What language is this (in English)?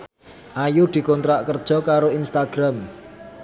Javanese